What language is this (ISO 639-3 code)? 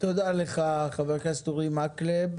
heb